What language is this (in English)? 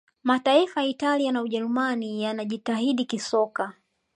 Swahili